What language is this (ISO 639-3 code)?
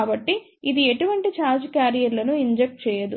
tel